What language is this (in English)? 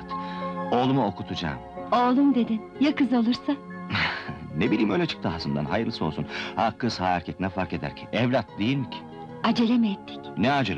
Turkish